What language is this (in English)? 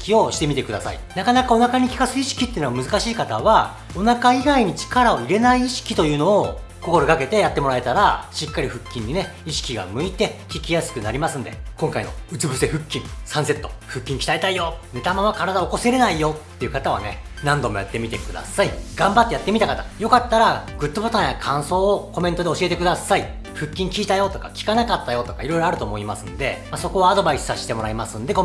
Japanese